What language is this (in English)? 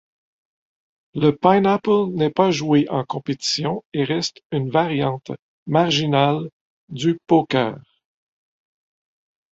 French